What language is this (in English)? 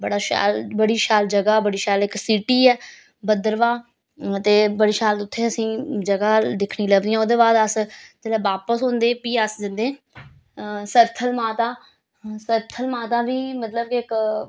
Dogri